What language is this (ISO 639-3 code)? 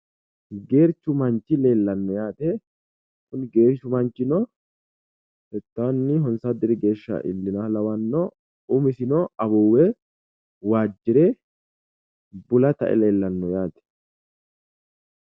sid